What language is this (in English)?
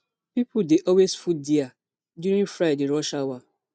Nigerian Pidgin